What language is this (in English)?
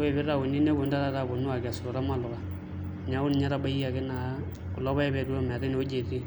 Masai